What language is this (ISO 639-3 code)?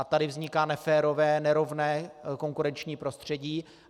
ces